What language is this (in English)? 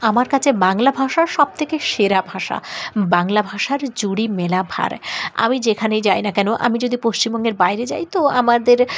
Bangla